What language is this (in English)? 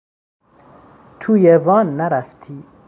Persian